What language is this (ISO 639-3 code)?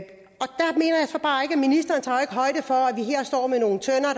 dan